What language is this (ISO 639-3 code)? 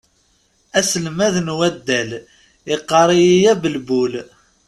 kab